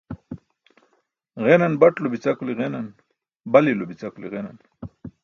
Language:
Burushaski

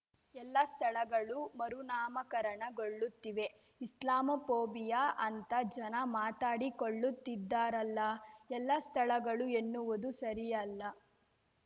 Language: Kannada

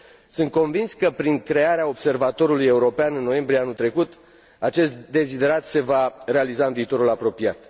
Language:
Romanian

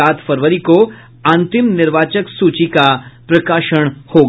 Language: Hindi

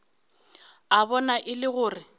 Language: Northern Sotho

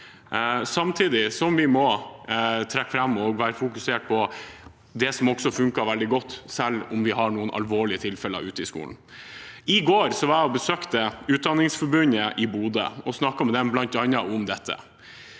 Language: Norwegian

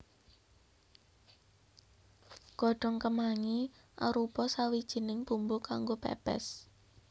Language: Javanese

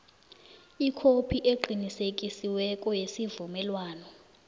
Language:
South Ndebele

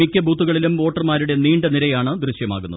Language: Malayalam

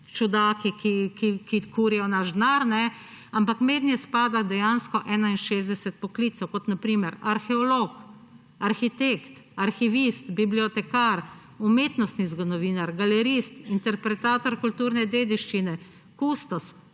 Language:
Slovenian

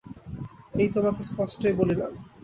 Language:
Bangla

